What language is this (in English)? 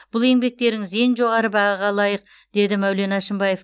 Kazakh